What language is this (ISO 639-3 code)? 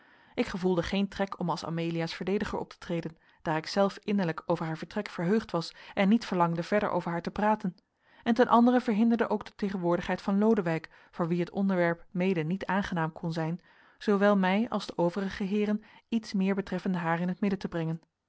nld